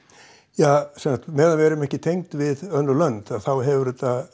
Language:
Icelandic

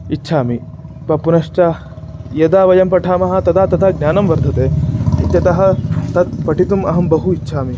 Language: Sanskrit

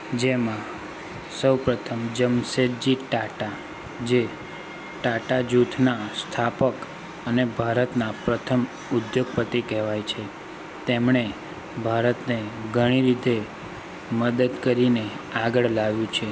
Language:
Gujarati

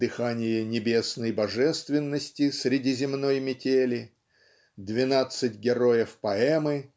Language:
Russian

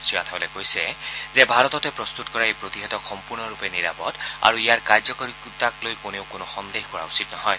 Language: Assamese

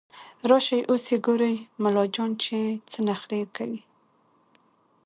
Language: Pashto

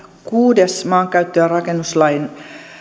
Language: Finnish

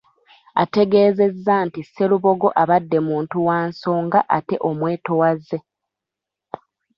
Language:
Ganda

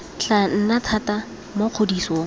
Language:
Tswana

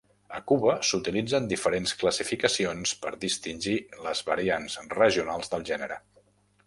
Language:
Catalan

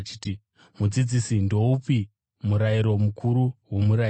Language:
Shona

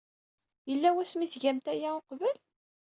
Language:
Kabyle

